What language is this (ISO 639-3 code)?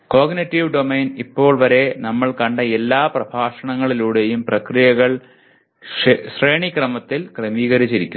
mal